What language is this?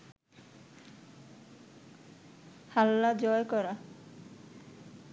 Bangla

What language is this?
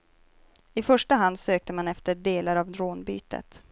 Swedish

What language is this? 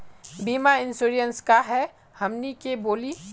Magahi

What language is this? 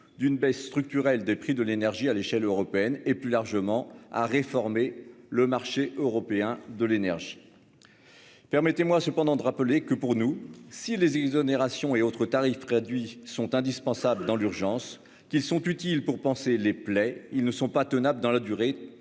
French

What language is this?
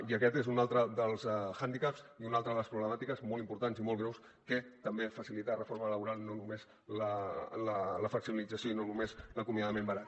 Catalan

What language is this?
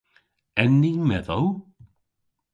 Cornish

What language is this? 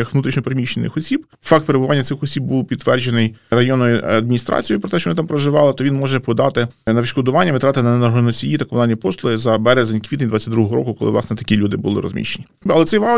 Ukrainian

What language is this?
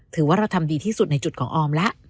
Thai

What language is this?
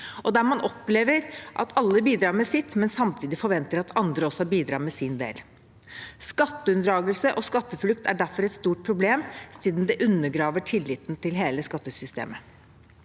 Norwegian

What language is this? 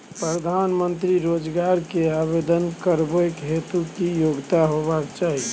Maithili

